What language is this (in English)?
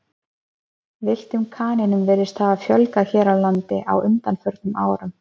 Icelandic